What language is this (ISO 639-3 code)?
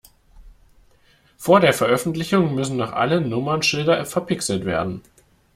deu